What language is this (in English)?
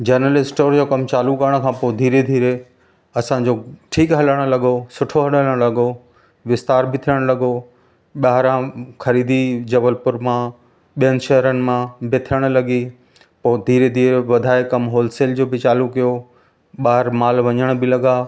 Sindhi